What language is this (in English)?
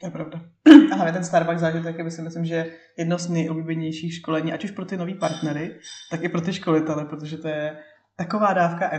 Czech